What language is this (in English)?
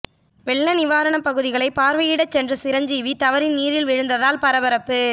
Tamil